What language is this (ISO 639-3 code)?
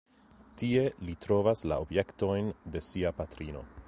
epo